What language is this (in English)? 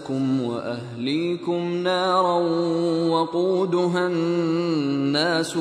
Filipino